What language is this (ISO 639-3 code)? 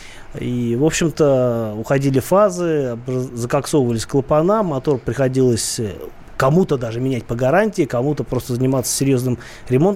rus